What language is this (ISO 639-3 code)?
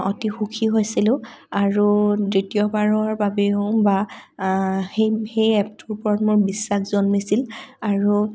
asm